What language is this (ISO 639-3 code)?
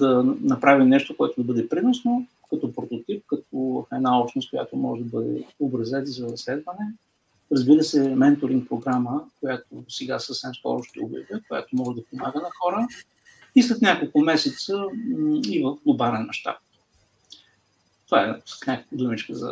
bul